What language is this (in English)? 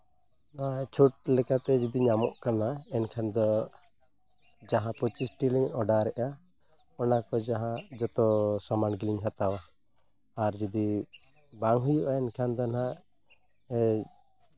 Santali